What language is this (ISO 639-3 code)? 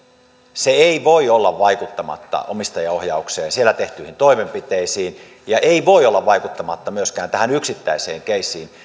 fin